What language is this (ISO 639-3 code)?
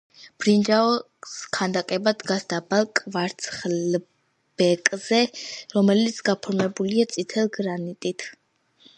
kat